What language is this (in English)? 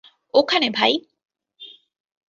Bangla